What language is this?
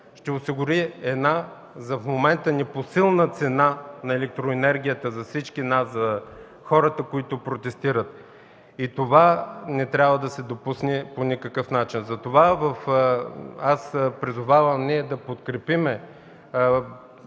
Bulgarian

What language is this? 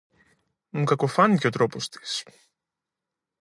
Greek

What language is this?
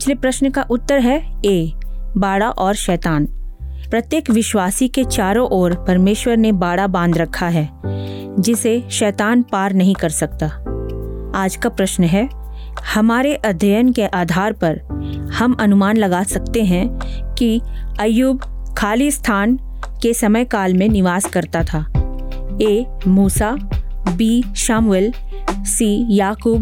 Hindi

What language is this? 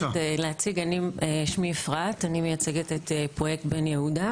Hebrew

